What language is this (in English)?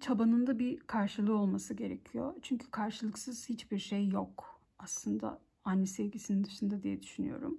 Turkish